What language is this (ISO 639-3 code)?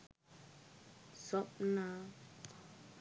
sin